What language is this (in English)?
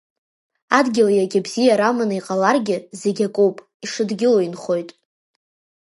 Abkhazian